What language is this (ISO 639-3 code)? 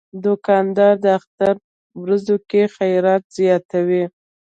pus